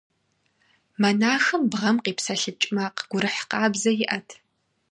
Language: Kabardian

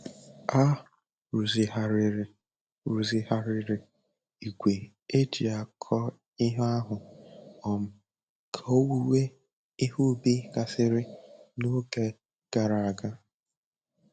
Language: Igbo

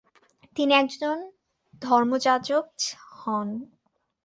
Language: Bangla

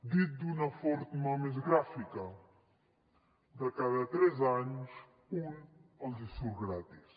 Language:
Catalan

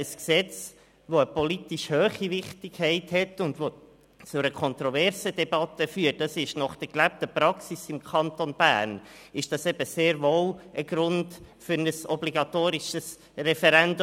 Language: Swiss German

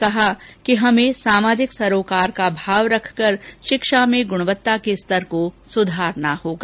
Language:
Hindi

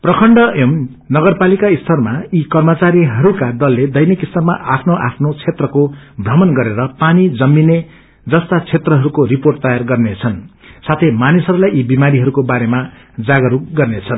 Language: Nepali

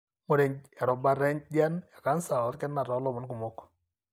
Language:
Masai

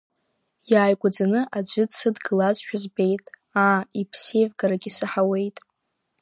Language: Abkhazian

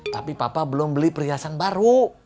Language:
Indonesian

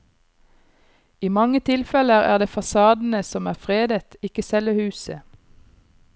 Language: Norwegian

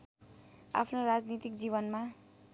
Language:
Nepali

